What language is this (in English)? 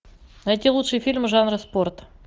Russian